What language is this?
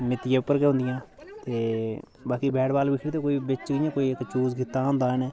Dogri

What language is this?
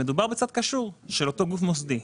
Hebrew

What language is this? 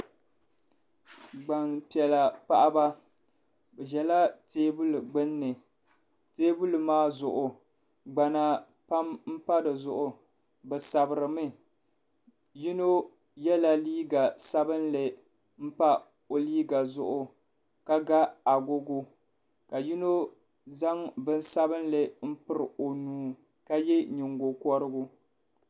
Dagbani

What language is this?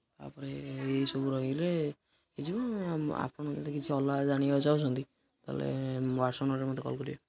Odia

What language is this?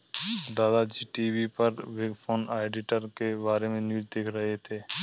Hindi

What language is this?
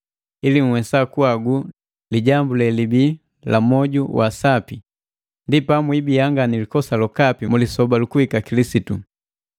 Matengo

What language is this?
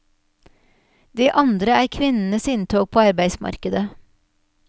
Norwegian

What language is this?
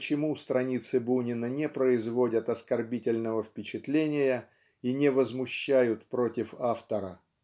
Russian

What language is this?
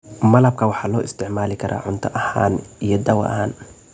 Somali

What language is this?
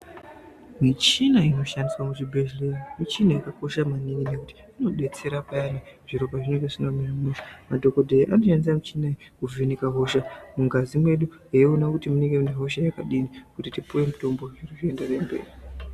Ndau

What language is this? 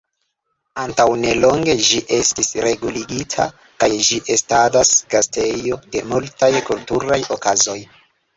Esperanto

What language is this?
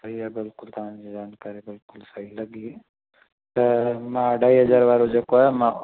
Sindhi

